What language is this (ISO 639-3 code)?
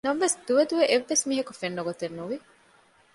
div